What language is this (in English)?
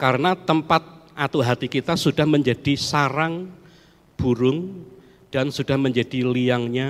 Indonesian